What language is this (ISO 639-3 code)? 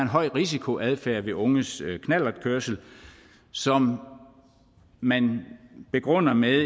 dan